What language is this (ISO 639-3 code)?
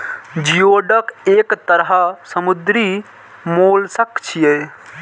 mai